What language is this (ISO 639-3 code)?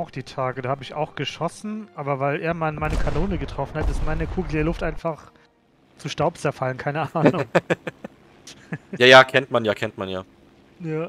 deu